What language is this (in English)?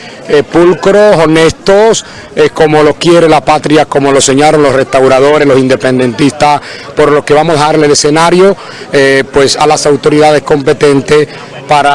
Spanish